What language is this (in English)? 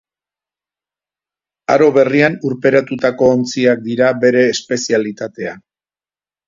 Basque